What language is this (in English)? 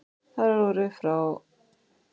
Icelandic